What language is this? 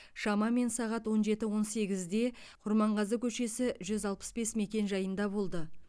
Kazakh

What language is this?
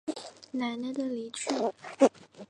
Chinese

